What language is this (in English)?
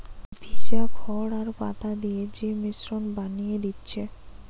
Bangla